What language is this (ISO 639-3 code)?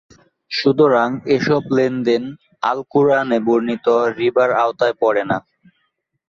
ben